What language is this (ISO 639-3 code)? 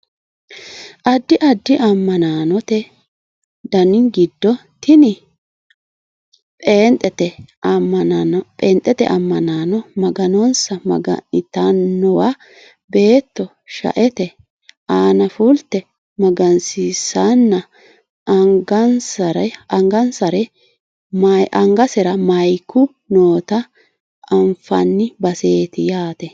sid